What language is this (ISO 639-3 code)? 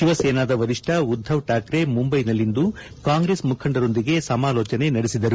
kan